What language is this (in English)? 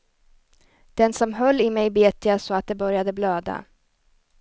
Swedish